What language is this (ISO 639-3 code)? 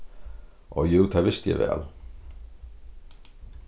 fao